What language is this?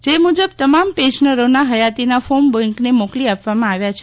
Gujarati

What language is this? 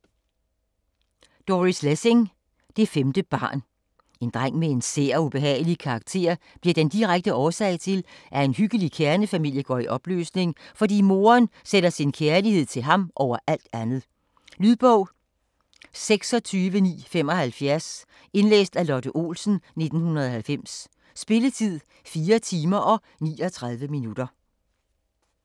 Danish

